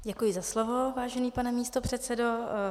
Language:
Czech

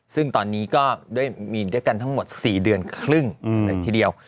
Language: Thai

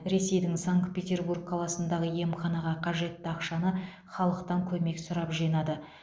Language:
Kazakh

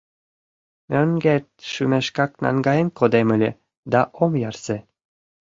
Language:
Mari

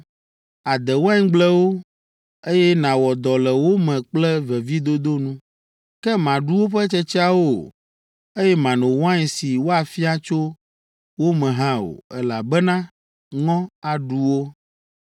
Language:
Ewe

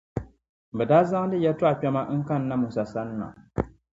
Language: Dagbani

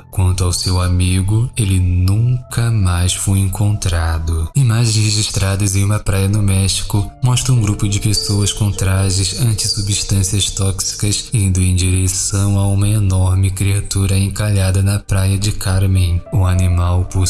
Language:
Portuguese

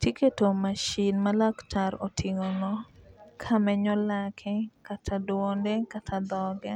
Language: Luo (Kenya and Tanzania)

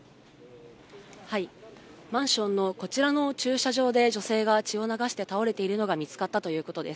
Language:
Japanese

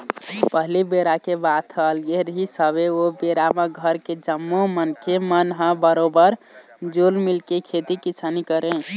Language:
Chhattisgarhi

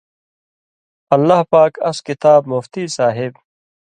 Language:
Indus Kohistani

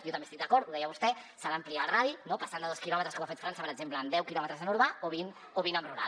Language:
Catalan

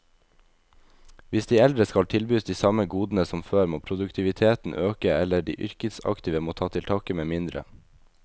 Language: Norwegian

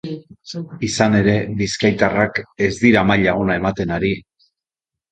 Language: Basque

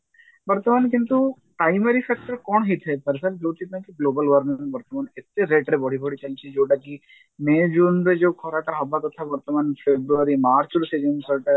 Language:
Odia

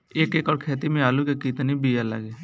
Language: Bhojpuri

